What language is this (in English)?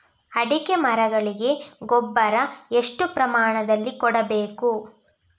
Kannada